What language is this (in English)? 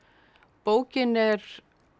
Icelandic